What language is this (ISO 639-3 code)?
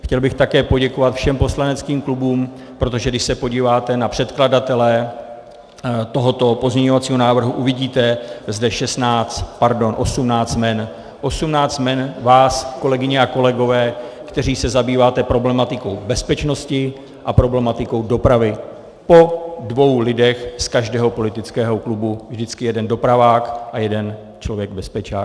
ces